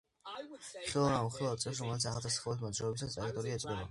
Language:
Georgian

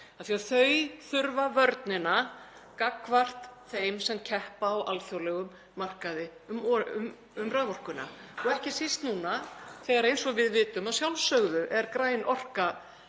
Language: Icelandic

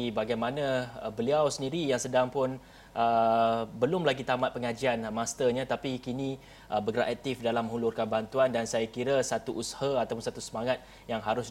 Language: Malay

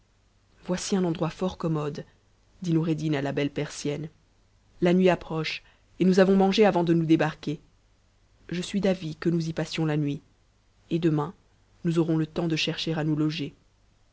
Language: French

